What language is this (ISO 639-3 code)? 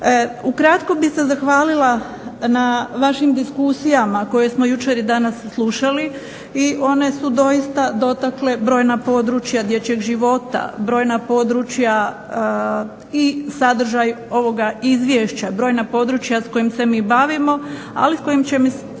hrv